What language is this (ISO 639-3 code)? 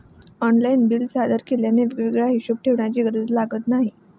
mar